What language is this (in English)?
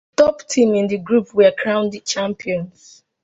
English